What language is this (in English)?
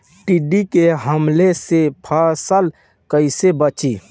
Bhojpuri